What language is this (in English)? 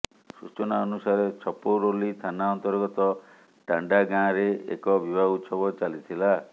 Odia